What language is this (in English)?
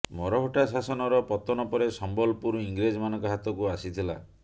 Odia